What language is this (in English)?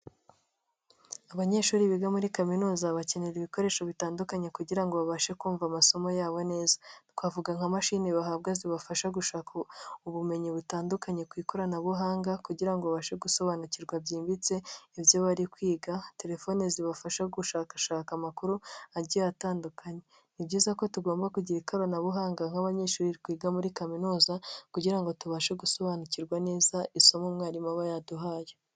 Kinyarwanda